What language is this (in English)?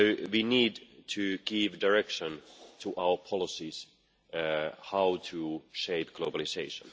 English